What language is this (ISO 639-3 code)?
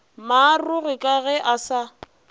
nso